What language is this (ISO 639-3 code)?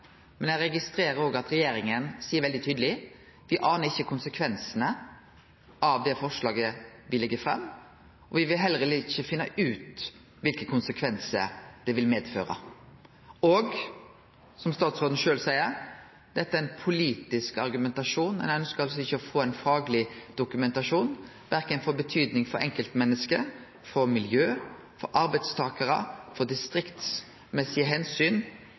nno